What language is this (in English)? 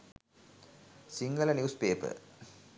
Sinhala